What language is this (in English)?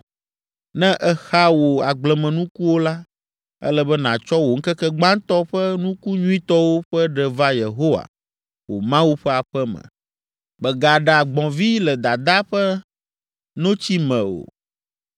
Ewe